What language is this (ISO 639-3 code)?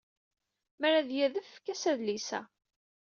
kab